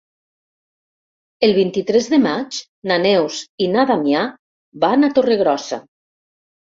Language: Catalan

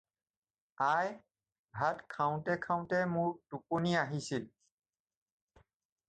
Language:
Assamese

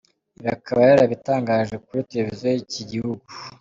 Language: Kinyarwanda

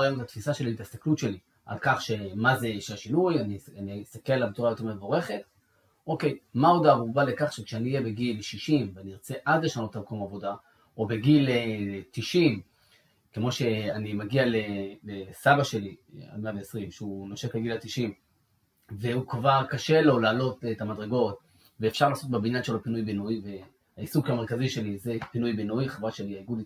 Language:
Hebrew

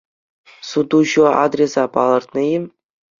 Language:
Chuvash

